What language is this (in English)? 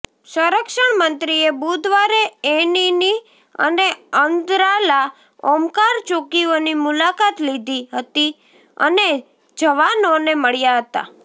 Gujarati